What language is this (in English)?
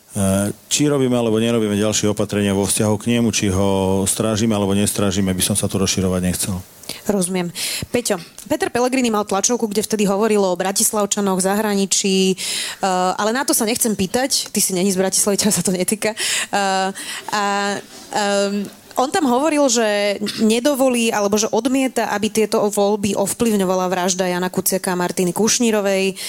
Slovak